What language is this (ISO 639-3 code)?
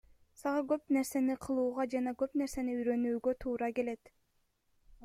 kir